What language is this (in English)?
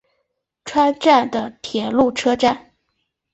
Chinese